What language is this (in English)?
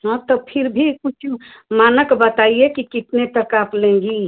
Hindi